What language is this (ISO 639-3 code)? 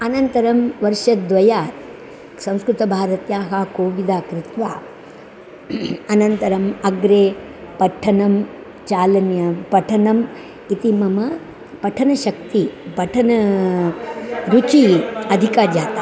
san